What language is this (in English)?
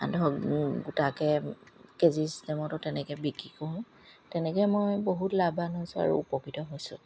Assamese